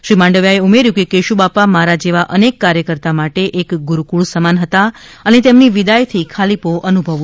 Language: Gujarati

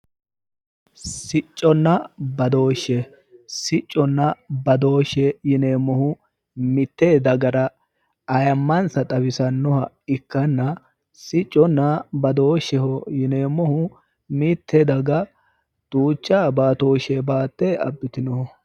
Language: Sidamo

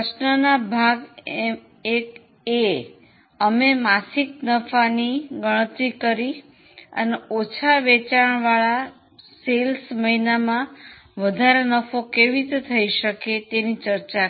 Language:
Gujarati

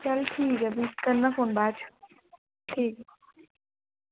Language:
Dogri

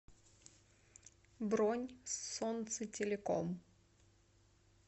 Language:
Russian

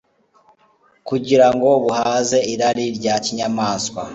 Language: Kinyarwanda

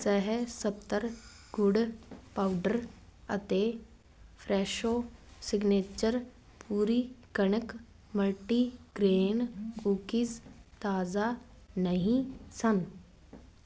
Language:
Punjabi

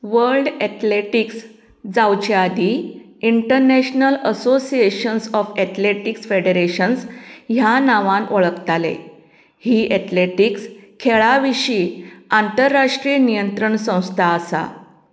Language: Konkani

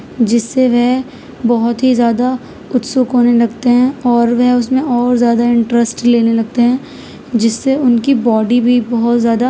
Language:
Urdu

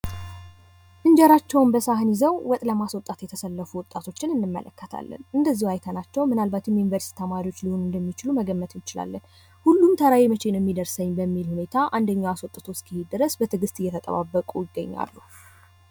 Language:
Amharic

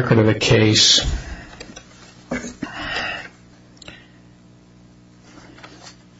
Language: English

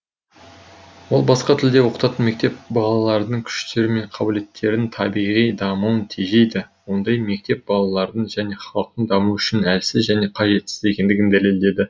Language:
Kazakh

